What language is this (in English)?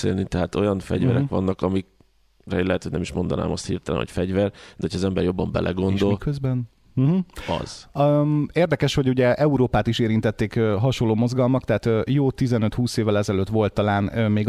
Hungarian